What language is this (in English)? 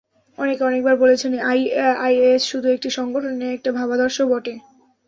Bangla